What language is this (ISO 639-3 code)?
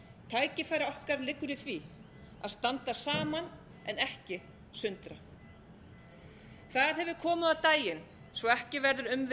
isl